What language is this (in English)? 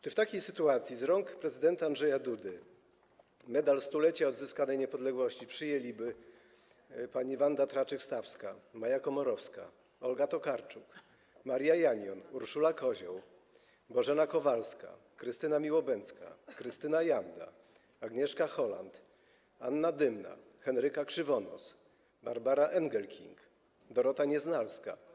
Polish